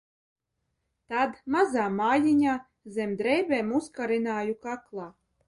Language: Latvian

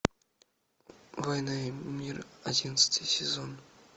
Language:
Russian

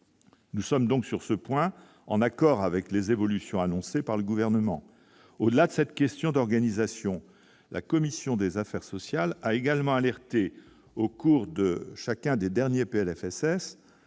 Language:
French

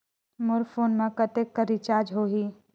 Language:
Chhattisgarhi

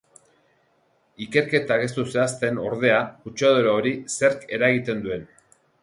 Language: Basque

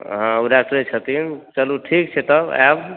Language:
Maithili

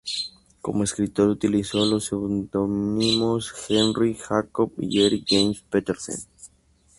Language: Spanish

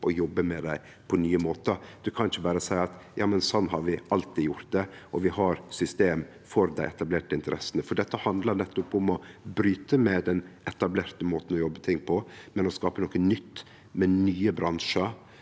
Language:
Norwegian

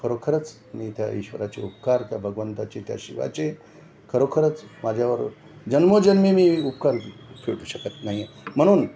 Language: Marathi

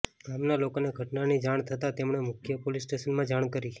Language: Gujarati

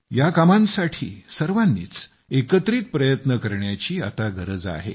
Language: Marathi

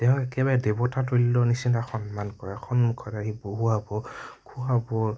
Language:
Assamese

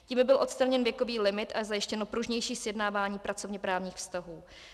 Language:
Czech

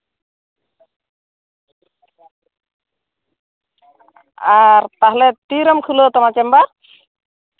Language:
Santali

